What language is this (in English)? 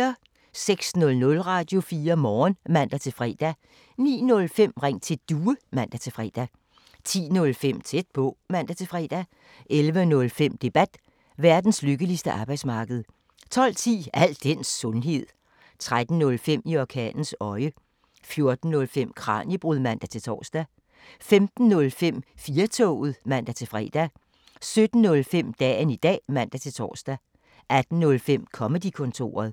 Danish